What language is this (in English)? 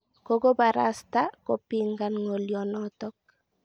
Kalenjin